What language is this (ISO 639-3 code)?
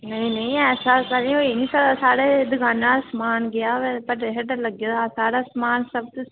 doi